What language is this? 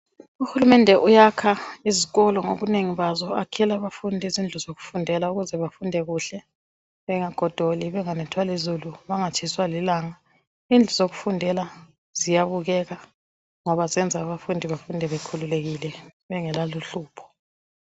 North Ndebele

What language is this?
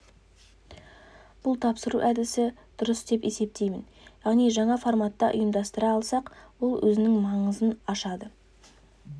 Kazakh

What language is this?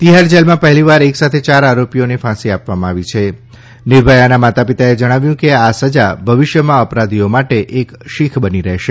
Gujarati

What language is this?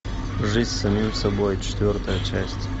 Russian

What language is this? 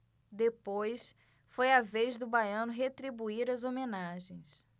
Portuguese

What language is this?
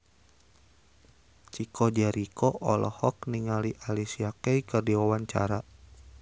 Sundanese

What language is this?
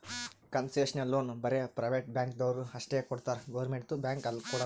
Kannada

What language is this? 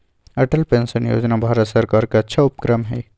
Magahi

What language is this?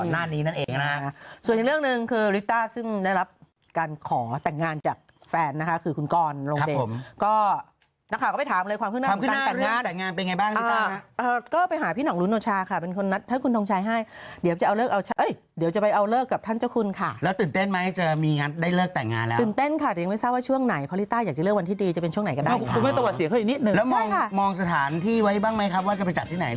Thai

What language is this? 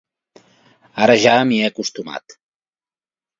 Catalan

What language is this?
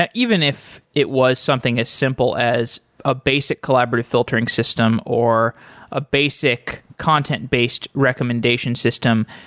English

